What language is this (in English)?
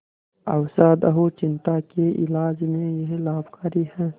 Hindi